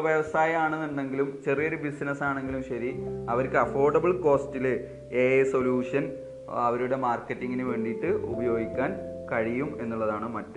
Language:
Malayalam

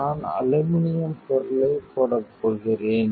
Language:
Tamil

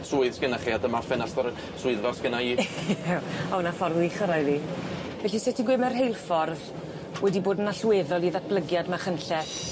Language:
Welsh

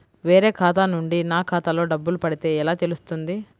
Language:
Telugu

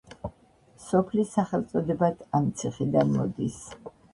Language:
Georgian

